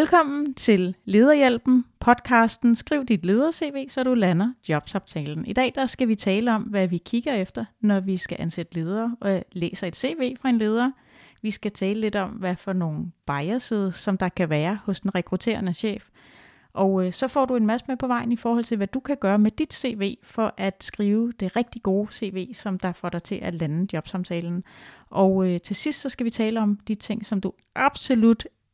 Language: Danish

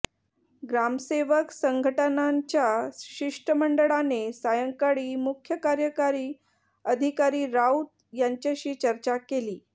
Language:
Marathi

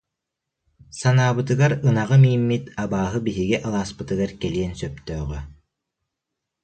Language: Yakut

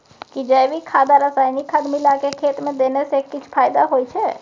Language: Maithili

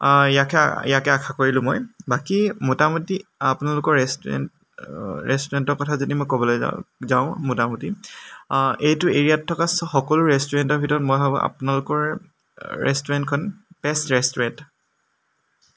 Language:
Assamese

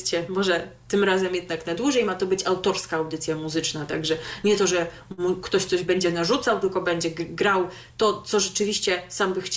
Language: Polish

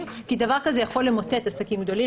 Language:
Hebrew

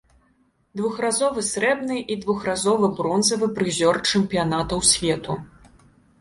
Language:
Belarusian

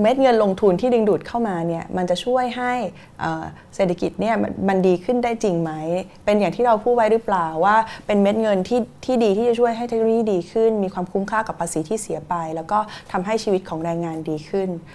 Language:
Thai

